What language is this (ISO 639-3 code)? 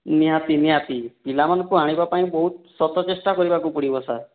ori